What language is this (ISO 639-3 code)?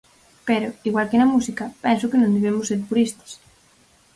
glg